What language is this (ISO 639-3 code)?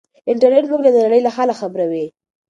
pus